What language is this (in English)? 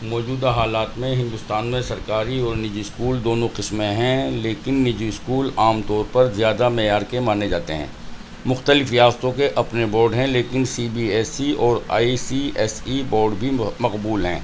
Urdu